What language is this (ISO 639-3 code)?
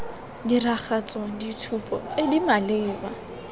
tsn